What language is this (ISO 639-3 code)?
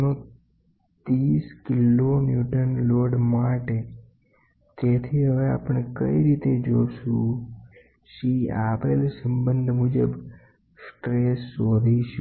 guj